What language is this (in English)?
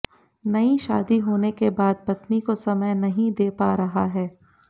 Hindi